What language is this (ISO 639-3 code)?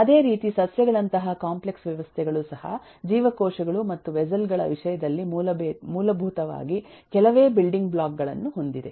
kan